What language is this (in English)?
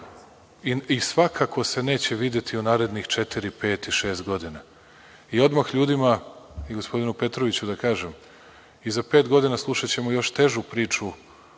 Serbian